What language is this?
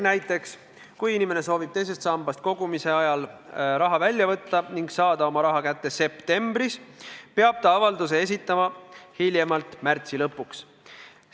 Estonian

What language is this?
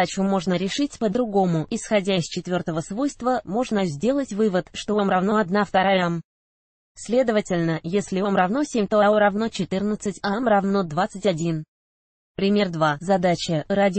Russian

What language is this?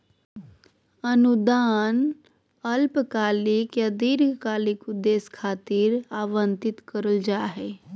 Magahi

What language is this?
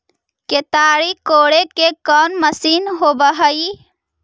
Magahi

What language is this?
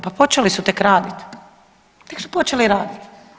Croatian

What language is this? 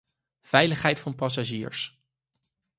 Dutch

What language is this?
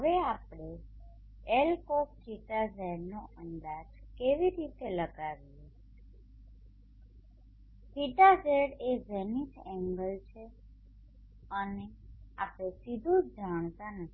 Gujarati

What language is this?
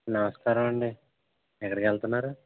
Telugu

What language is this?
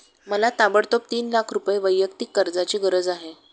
Marathi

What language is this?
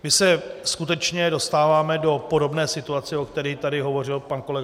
Czech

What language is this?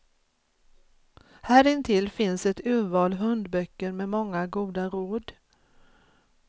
Swedish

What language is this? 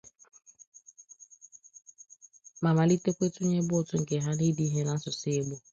Igbo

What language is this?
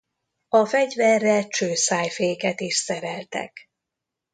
Hungarian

